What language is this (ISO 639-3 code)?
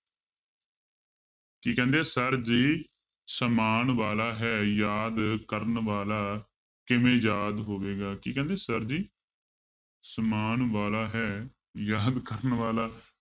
pan